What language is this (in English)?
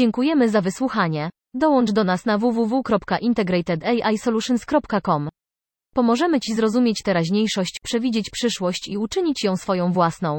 Polish